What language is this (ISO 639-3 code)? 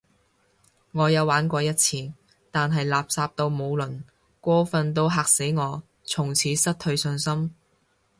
yue